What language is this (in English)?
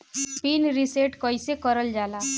Bhojpuri